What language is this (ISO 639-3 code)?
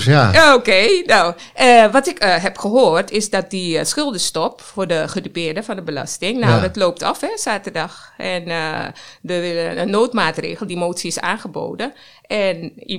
nld